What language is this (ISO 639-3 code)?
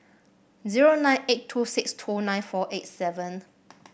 eng